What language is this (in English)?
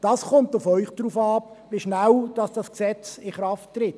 Swiss German